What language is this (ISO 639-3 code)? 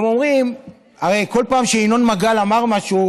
heb